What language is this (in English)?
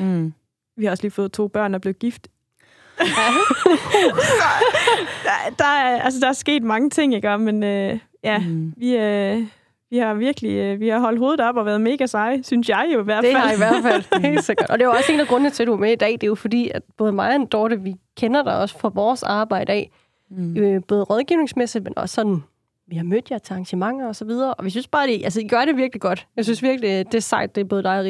Danish